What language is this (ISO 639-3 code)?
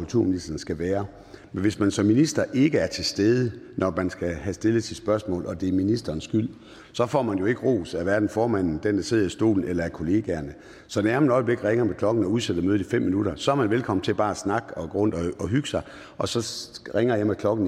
dan